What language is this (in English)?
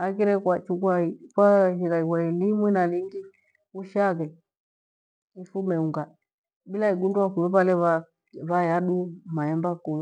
Gweno